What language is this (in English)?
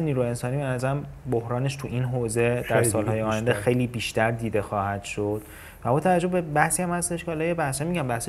Persian